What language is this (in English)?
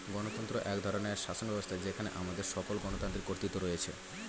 Bangla